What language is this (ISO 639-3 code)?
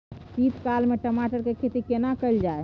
mai